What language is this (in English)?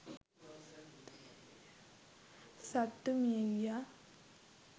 Sinhala